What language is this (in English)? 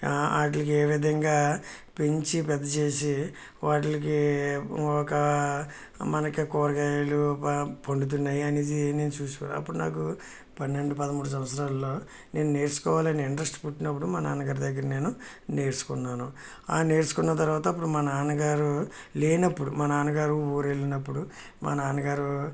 Telugu